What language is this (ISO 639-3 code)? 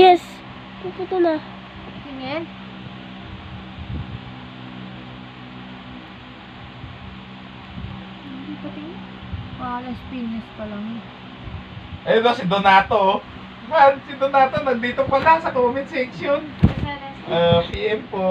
fil